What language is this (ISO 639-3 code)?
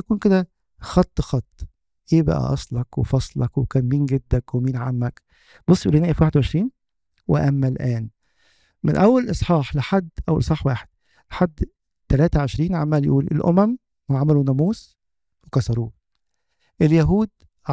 ara